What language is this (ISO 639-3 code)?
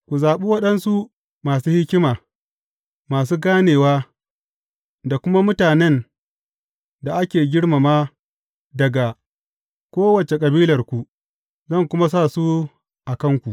hau